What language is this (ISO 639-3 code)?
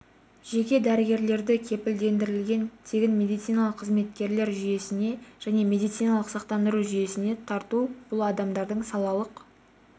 kaz